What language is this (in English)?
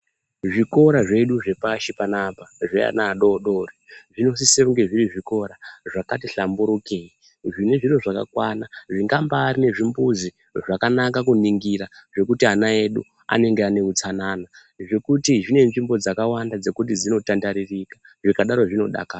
Ndau